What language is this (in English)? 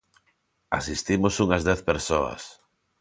Galician